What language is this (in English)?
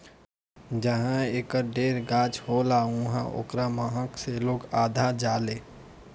Bhojpuri